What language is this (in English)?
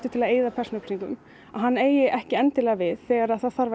Icelandic